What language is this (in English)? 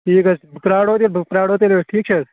Kashmiri